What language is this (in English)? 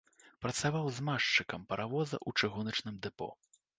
Belarusian